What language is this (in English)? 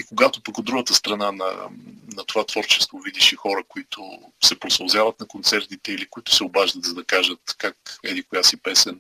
Bulgarian